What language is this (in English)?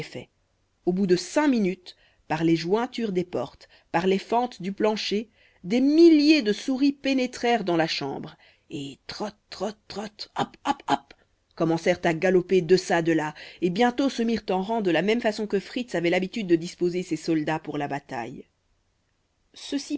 French